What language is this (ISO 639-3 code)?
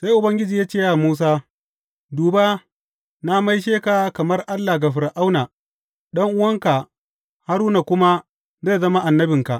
hau